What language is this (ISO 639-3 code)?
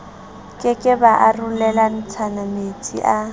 sot